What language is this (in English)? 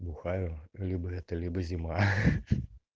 Russian